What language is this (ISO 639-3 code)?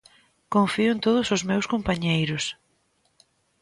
glg